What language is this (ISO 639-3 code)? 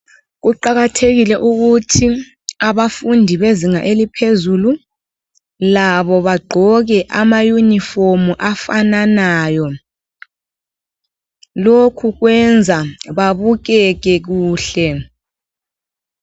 nde